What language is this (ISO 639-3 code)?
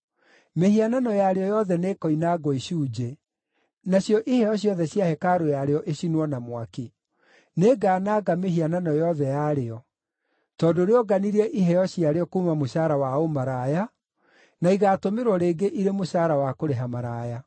kik